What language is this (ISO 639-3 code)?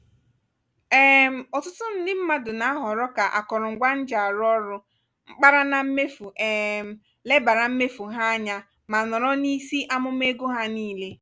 ibo